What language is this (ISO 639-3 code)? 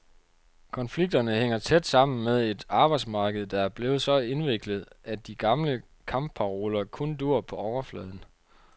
dan